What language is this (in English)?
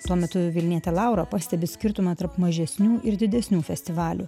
Lithuanian